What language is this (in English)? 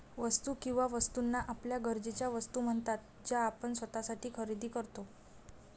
Marathi